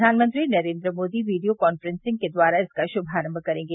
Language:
Hindi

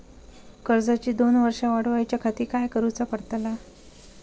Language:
Marathi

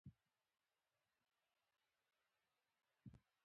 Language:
Pashto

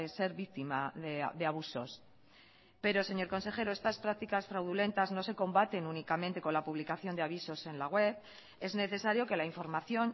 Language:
Spanish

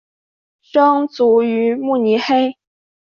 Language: Chinese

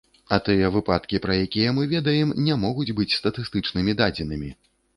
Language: Belarusian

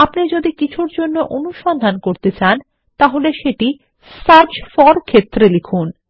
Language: Bangla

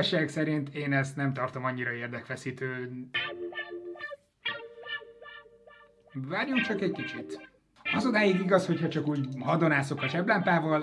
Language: Hungarian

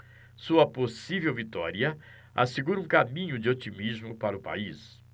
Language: Portuguese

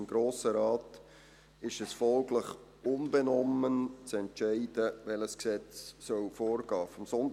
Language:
Swiss German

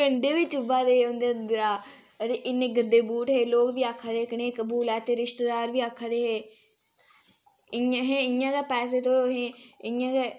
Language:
Dogri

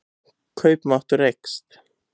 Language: Icelandic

